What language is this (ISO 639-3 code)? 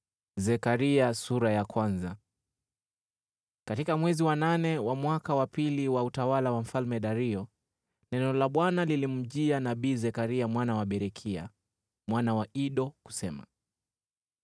swa